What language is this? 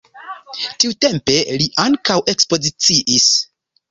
Esperanto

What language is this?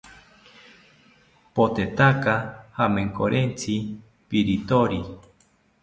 South Ucayali Ashéninka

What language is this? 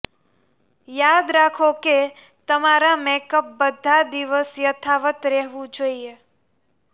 Gujarati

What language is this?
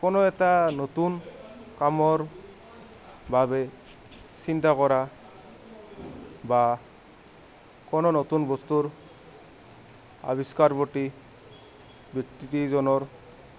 Assamese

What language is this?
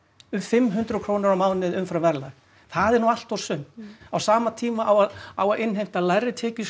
Icelandic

